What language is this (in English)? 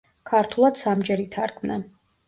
Georgian